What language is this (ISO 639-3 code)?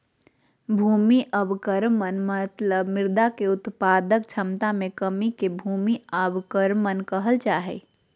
mag